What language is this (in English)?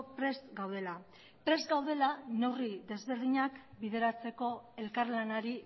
Basque